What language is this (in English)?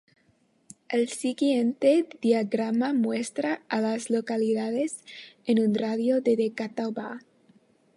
Spanish